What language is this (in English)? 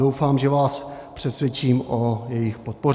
Czech